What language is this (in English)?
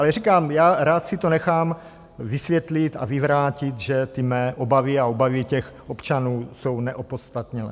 Czech